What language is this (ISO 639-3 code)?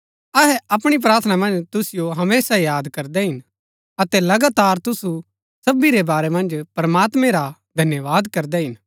gbk